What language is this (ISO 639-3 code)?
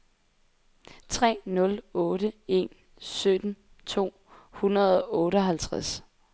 dan